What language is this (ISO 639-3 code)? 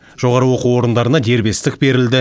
kaz